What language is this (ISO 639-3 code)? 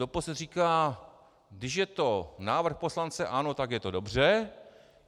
ces